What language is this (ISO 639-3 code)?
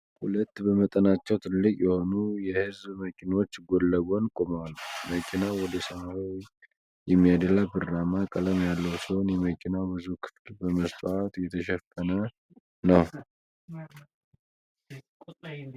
amh